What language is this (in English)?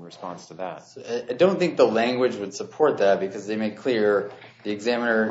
English